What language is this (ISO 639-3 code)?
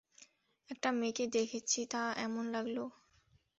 ben